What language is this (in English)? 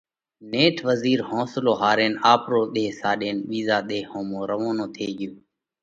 Parkari Koli